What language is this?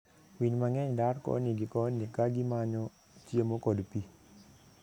Luo (Kenya and Tanzania)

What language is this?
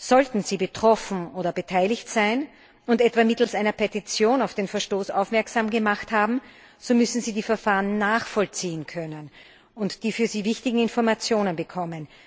German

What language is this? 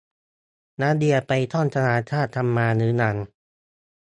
Thai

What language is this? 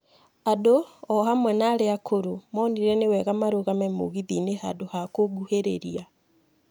Kikuyu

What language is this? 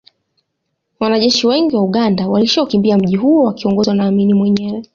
Swahili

